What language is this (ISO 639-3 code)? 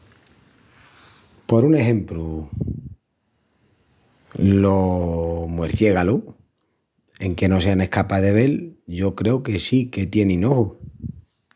ext